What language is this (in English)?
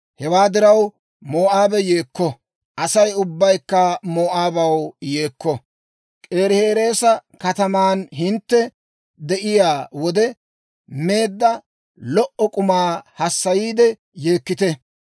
Dawro